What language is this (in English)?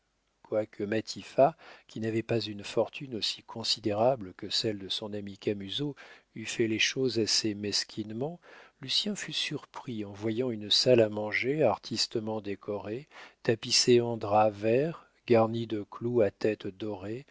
French